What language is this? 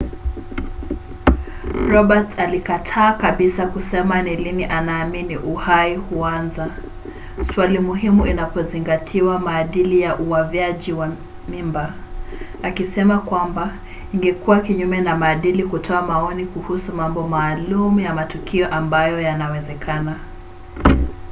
Swahili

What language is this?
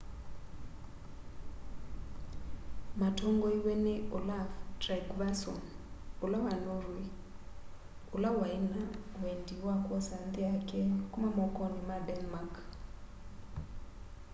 Kamba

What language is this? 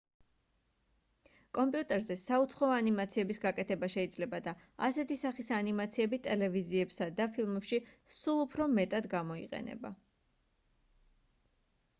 Georgian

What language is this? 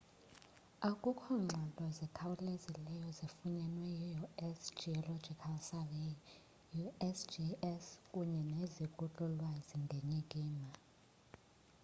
Xhosa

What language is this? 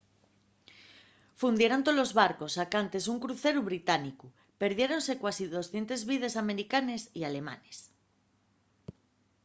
Asturian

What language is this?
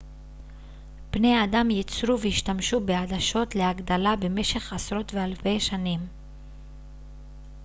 Hebrew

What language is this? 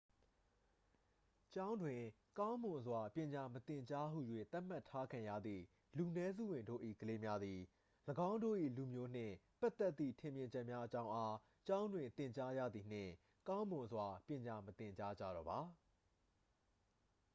Burmese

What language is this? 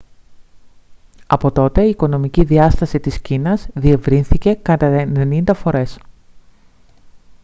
Greek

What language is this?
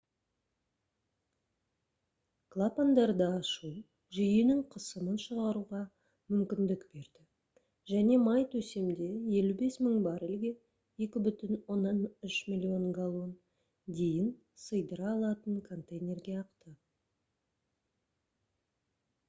Kazakh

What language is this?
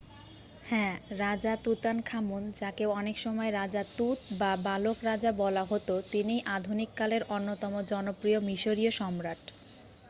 Bangla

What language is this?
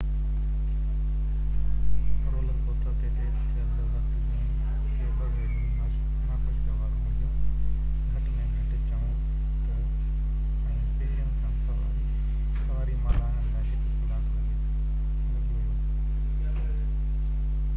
Sindhi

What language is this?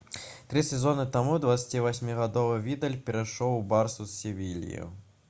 Belarusian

